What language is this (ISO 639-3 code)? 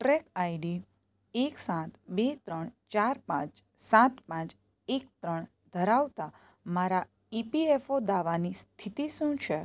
guj